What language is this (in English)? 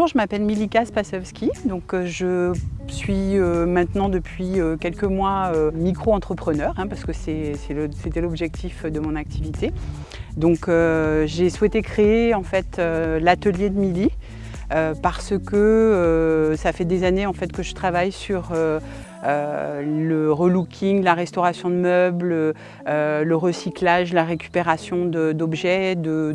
French